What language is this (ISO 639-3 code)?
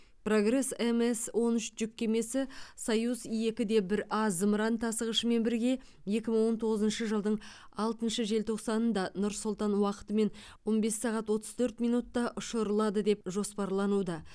kaz